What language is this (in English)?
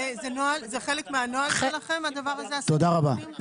Hebrew